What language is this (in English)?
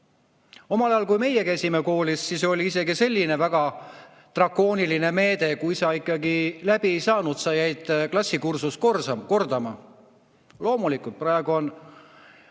Estonian